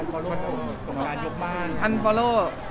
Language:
Thai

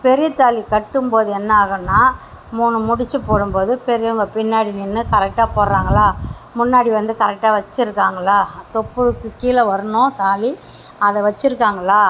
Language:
Tamil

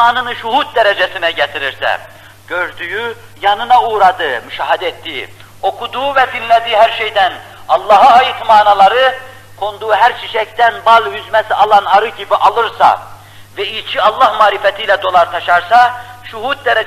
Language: Turkish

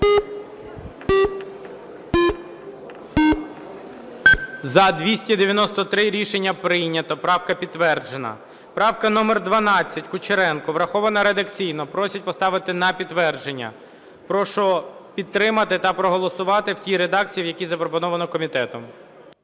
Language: Ukrainian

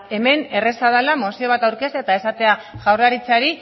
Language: Basque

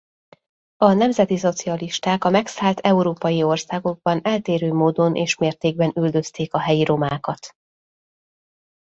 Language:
Hungarian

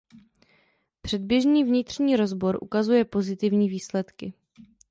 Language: Czech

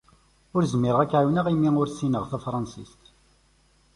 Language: Kabyle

